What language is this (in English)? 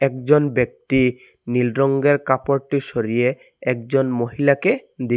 Bangla